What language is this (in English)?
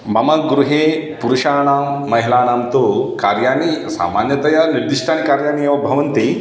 Sanskrit